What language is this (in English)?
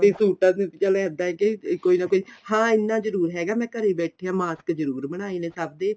Punjabi